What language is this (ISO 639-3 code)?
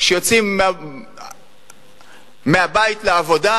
heb